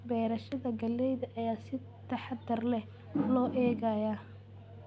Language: Somali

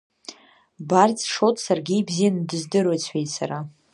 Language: Abkhazian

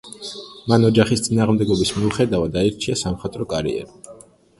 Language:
Georgian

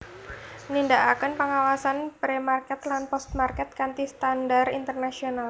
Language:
Javanese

